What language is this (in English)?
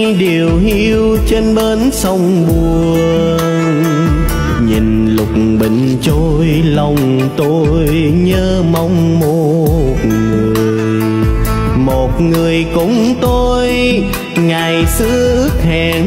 Vietnamese